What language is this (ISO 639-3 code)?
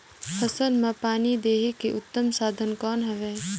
hne